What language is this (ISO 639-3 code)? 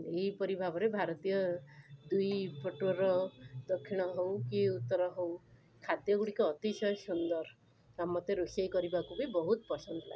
ori